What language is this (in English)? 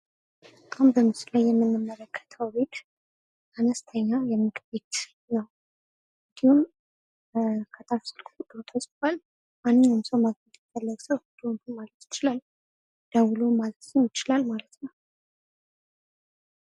Amharic